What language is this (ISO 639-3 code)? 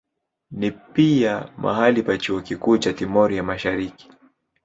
swa